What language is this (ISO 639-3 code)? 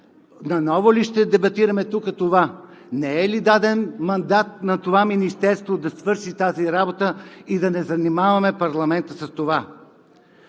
bul